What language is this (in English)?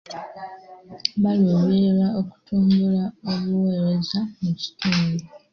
Ganda